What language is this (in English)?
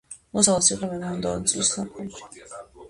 Georgian